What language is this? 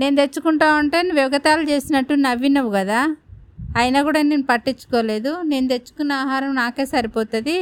Telugu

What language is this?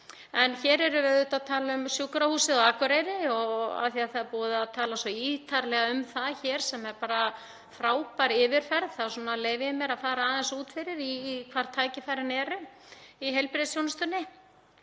Icelandic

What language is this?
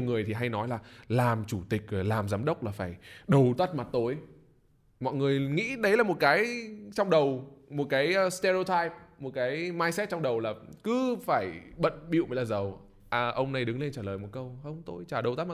Vietnamese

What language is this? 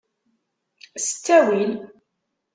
Kabyle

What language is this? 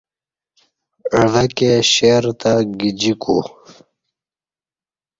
Kati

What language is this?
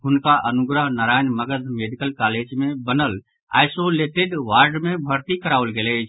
Maithili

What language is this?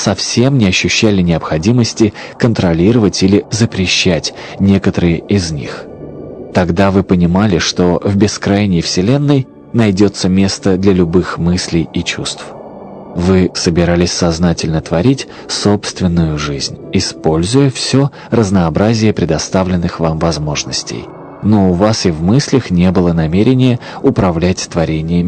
Russian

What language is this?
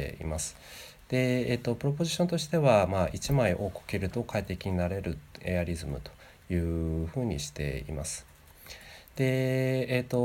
Japanese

